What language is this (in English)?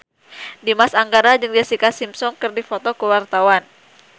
Sundanese